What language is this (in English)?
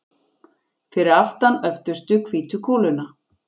Icelandic